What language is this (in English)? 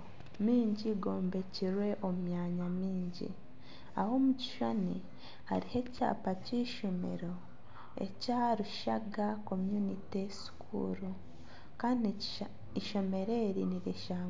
Nyankole